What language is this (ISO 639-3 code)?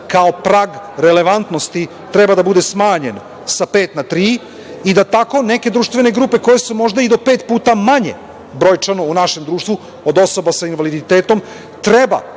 srp